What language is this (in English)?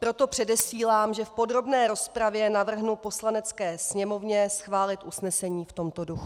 Czech